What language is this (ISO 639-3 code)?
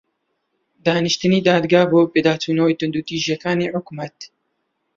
ckb